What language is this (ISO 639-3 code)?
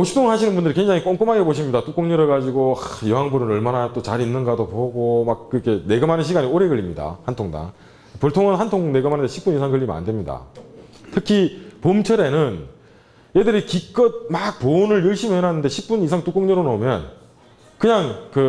kor